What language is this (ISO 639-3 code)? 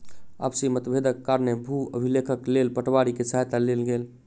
mai